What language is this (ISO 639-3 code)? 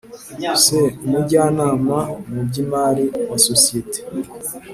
kin